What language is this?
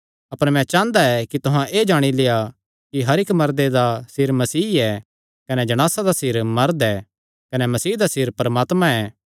Kangri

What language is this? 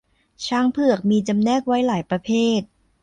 Thai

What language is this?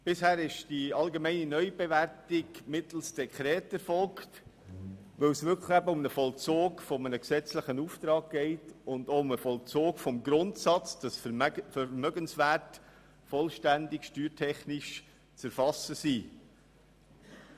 Swiss German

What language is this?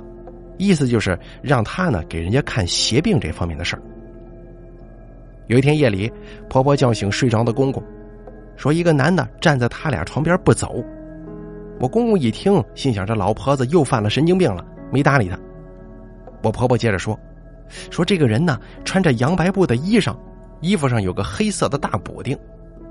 Chinese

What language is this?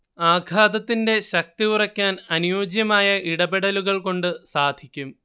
Malayalam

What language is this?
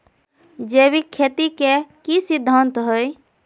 Magahi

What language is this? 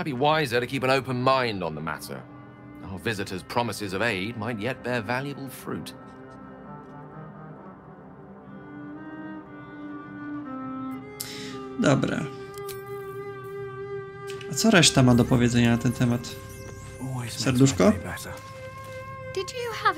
Polish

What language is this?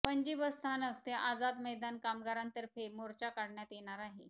Marathi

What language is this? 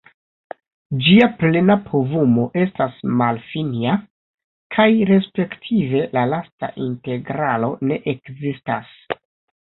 Esperanto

